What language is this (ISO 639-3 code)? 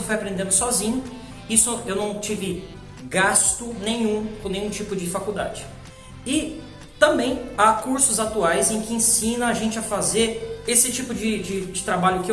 por